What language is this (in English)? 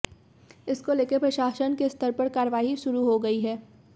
Hindi